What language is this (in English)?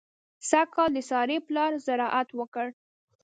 Pashto